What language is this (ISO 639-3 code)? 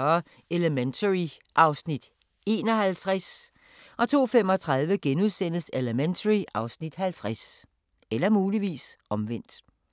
dan